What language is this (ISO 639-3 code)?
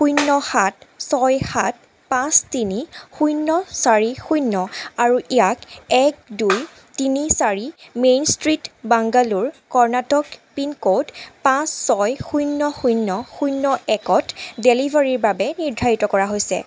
asm